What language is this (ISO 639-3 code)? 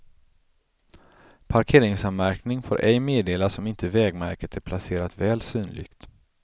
swe